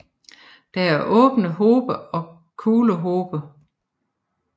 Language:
Danish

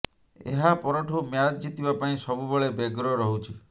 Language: Odia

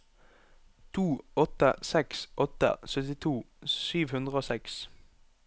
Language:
Norwegian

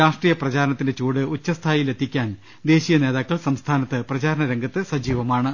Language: Malayalam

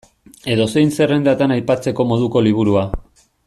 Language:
Basque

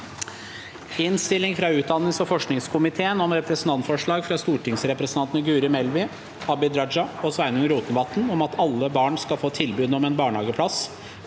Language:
Norwegian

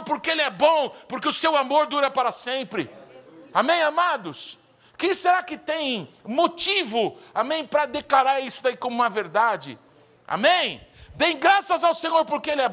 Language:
Portuguese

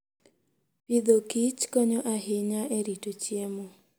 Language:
Luo (Kenya and Tanzania)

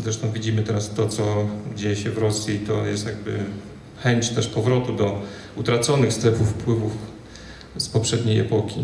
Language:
Polish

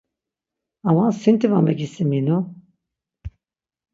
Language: Laz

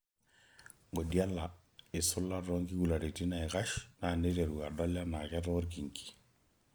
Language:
Masai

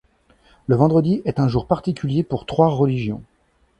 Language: French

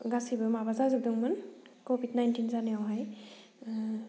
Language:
Bodo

